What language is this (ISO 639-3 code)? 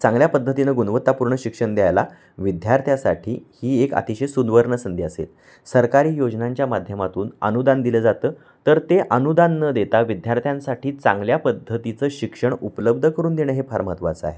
mar